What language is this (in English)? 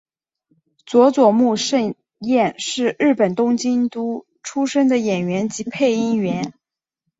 Chinese